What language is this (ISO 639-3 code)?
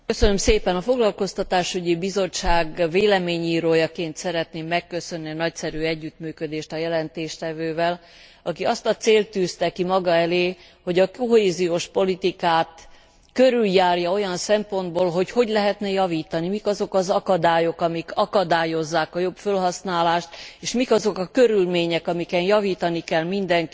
hun